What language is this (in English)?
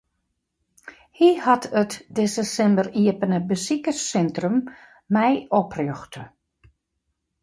Western Frisian